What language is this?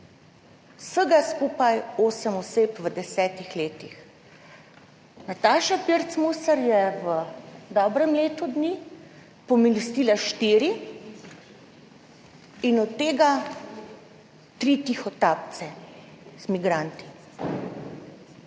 Slovenian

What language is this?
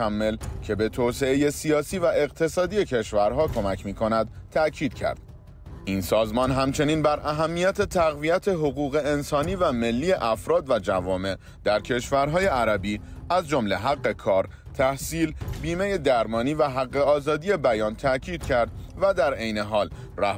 Persian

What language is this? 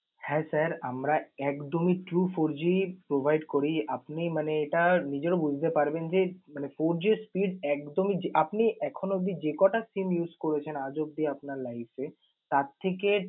Bangla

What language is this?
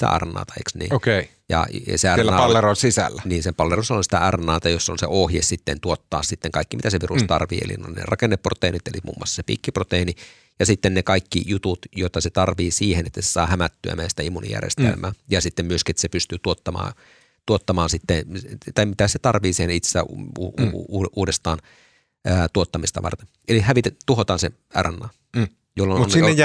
Finnish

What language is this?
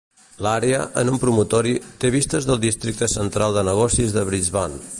Catalan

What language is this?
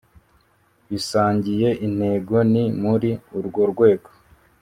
Kinyarwanda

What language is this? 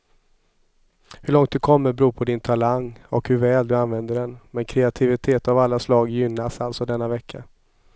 Swedish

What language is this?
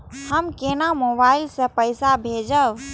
Maithili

